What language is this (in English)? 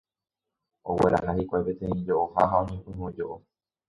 Guarani